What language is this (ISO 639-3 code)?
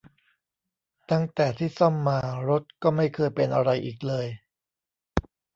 tha